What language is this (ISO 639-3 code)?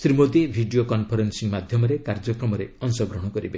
ori